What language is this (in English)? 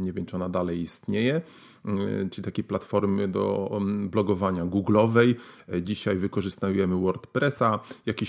Polish